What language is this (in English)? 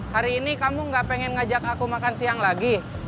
Indonesian